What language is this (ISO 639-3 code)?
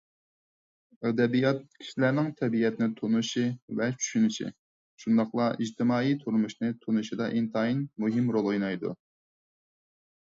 uig